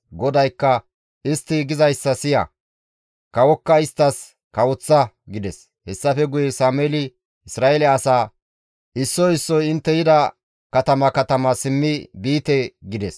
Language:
Gamo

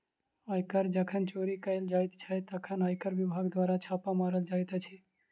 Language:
Maithili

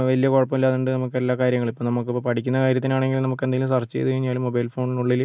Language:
Malayalam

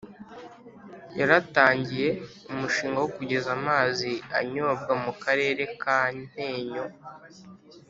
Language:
Kinyarwanda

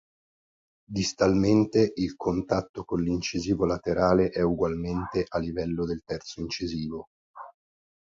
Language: Italian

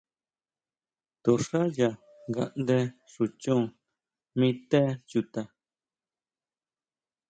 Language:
Huautla Mazatec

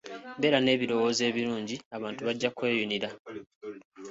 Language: Ganda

